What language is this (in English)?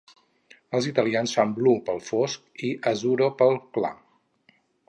Catalan